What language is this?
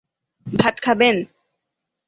Bangla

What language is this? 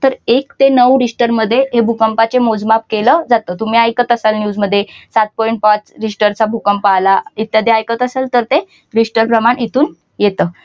Marathi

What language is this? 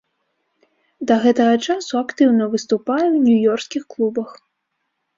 Belarusian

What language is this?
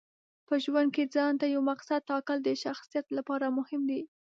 Pashto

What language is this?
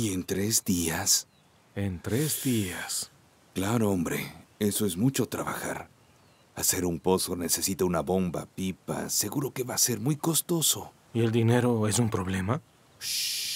Spanish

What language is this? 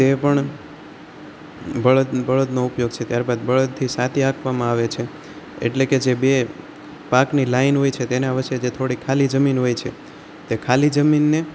Gujarati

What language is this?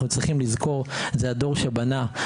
Hebrew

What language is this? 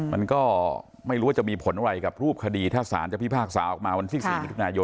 Thai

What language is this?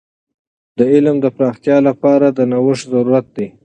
Pashto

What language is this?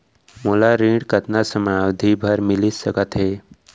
Chhattisgarhi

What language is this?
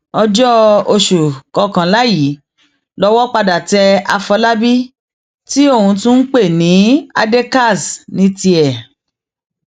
Yoruba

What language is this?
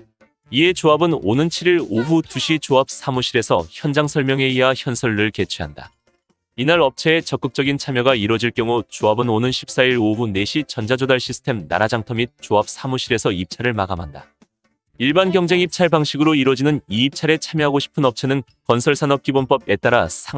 Korean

